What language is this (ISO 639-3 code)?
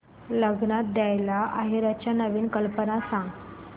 mar